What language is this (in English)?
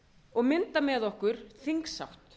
Icelandic